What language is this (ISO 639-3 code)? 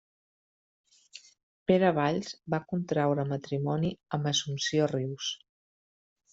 cat